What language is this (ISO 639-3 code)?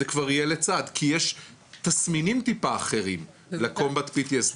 heb